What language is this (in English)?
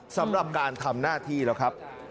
Thai